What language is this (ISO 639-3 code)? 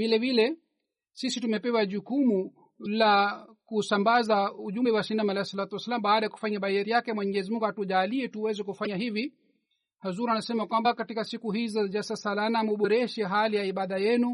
swa